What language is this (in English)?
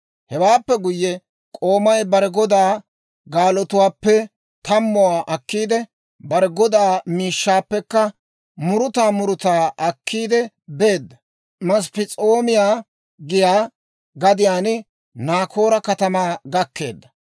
Dawro